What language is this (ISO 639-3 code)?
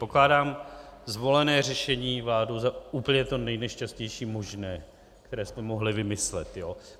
ces